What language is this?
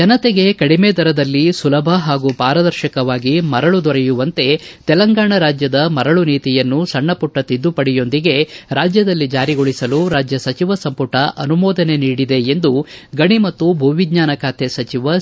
Kannada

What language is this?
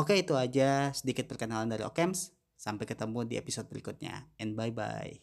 Indonesian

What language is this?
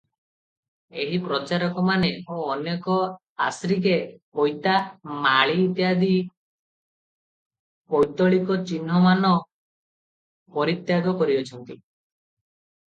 Odia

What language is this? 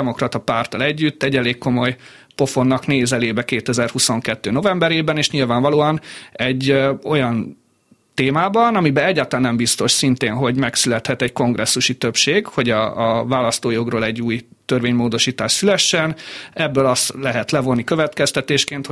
Hungarian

